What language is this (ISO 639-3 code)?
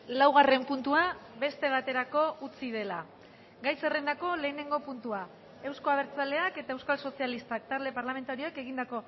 eus